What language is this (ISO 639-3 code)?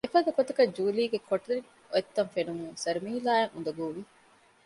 div